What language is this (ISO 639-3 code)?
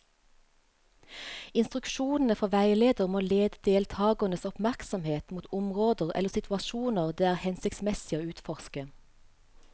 nor